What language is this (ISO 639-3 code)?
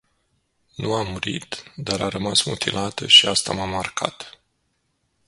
ron